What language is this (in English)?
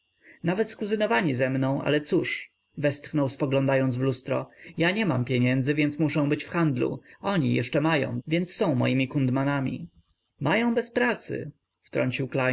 Polish